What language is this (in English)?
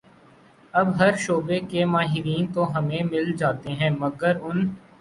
Urdu